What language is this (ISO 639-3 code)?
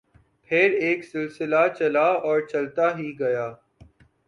urd